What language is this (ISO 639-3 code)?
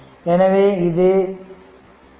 tam